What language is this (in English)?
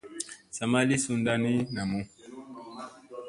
Musey